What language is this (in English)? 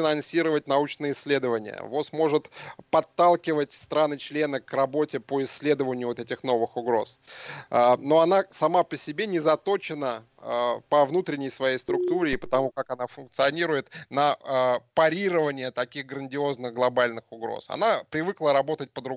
Russian